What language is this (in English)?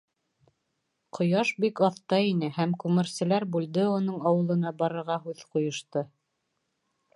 Bashkir